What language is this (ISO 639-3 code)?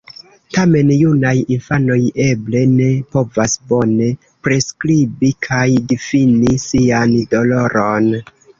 epo